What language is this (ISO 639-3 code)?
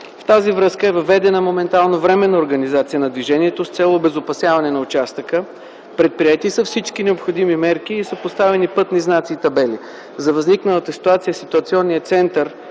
bul